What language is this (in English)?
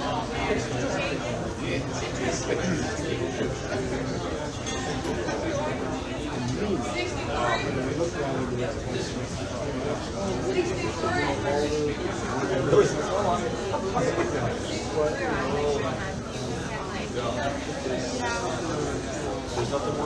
English